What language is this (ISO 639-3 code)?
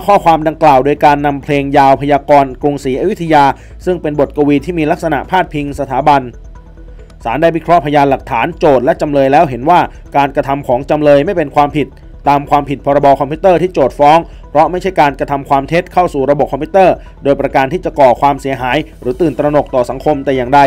tha